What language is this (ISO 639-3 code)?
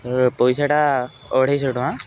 ori